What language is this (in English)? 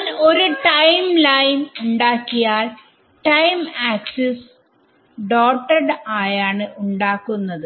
Malayalam